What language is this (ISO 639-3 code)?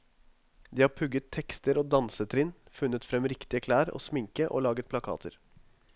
nor